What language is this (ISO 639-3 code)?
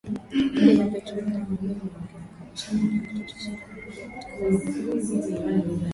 swa